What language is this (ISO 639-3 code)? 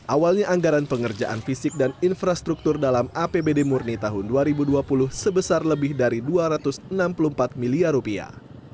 ind